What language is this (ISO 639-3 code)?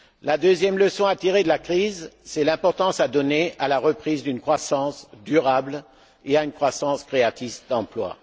fra